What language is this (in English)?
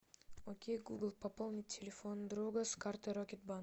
Russian